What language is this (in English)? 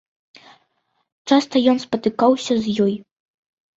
Belarusian